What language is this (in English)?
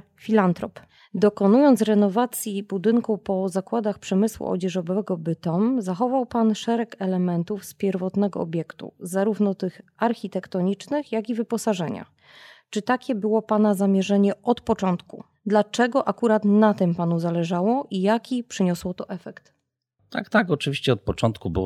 Polish